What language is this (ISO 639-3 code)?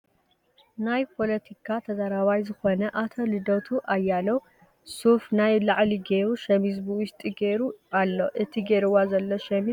tir